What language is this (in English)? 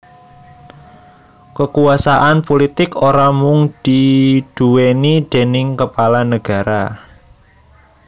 Javanese